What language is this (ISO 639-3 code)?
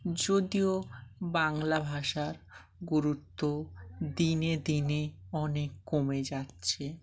ben